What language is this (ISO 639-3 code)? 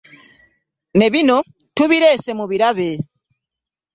lug